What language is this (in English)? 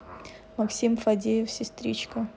Russian